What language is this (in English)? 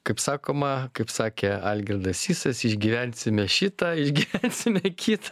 Lithuanian